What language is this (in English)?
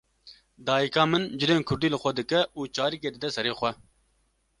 Kurdish